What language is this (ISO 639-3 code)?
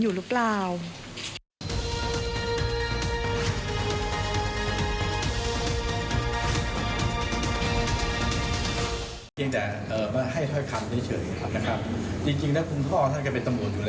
tha